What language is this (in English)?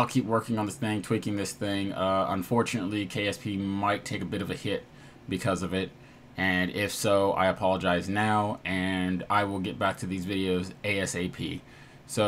English